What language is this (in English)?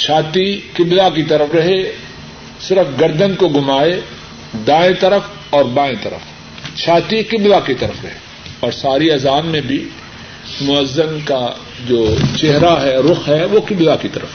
Urdu